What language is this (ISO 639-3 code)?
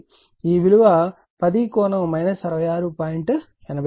tel